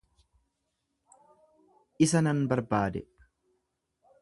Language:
Oromo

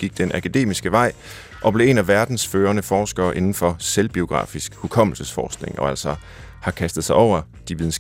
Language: Danish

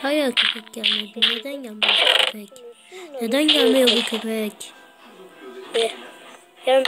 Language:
Turkish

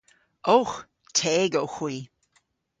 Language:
Cornish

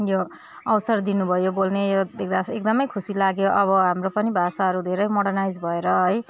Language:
Nepali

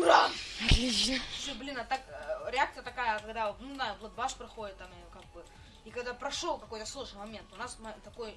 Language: Russian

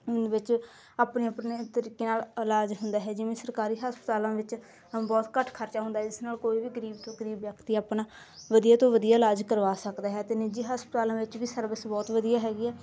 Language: Punjabi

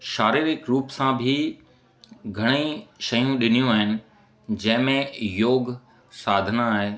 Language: Sindhi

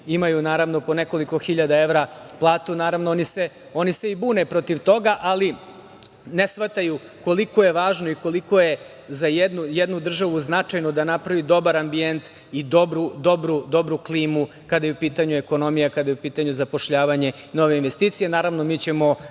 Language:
Serbian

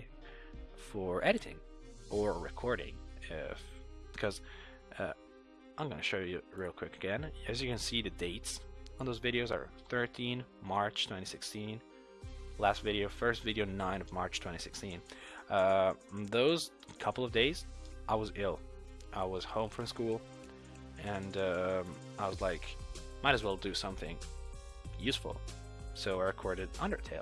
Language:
English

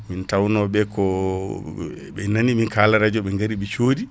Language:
Fula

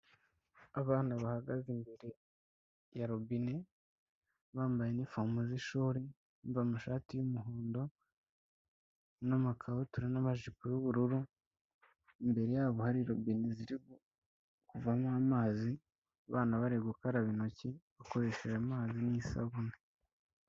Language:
Kinyarwanda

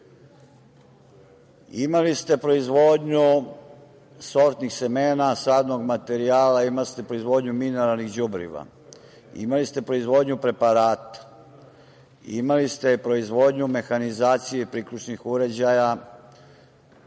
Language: Serbian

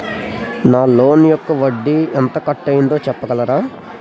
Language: Telugu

